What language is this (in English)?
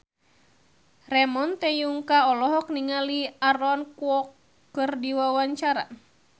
Sundanese